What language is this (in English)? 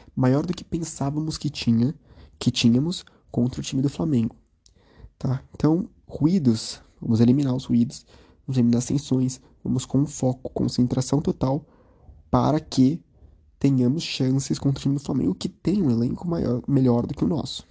Portuguese